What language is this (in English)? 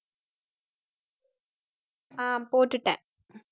Tamil